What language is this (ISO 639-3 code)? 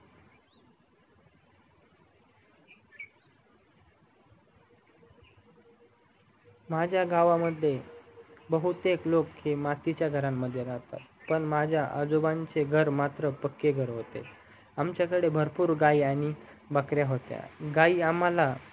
mar